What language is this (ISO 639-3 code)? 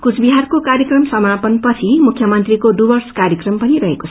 nep